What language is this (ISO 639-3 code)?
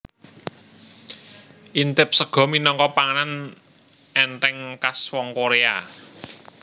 jav